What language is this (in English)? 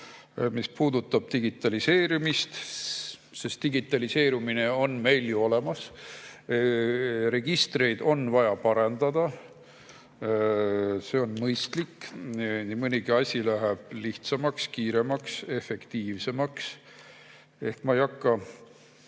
Estonian